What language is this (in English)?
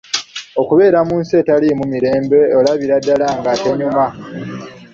Ganda